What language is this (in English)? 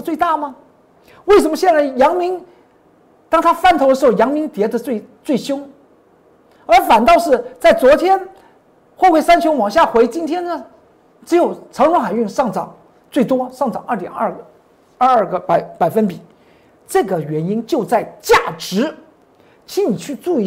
Chinese